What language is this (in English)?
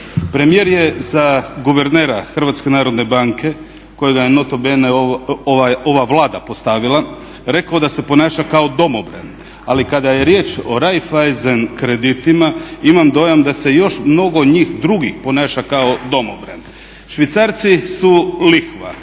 Croatian